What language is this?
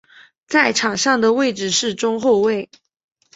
Chinese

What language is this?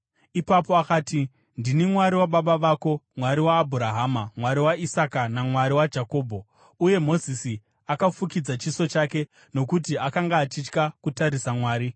Shona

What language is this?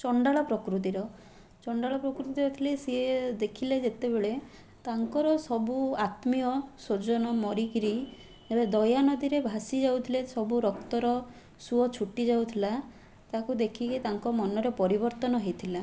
Odia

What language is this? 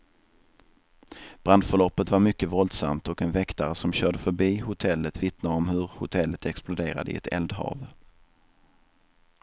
Swedish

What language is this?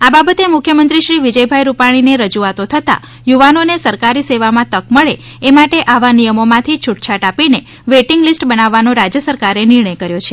Gujarati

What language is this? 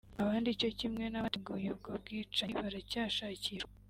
Kinyarwanda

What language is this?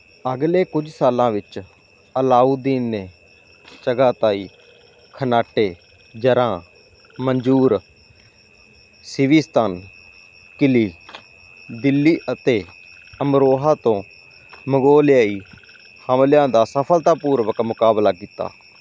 Punjabi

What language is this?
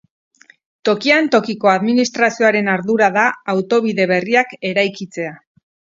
Basque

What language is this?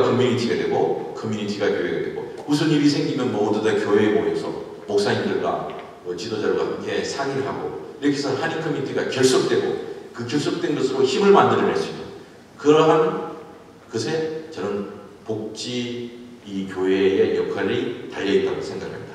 Korean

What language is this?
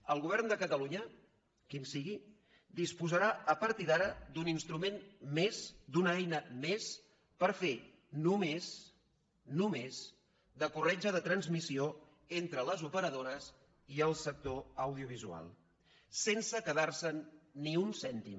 Catalan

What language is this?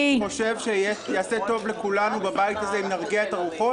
Hebrew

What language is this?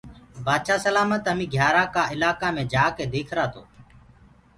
Gurgula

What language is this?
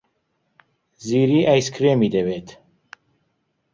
Central Kurdish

